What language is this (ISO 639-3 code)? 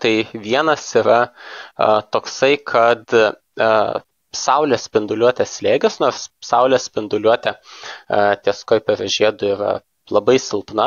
lit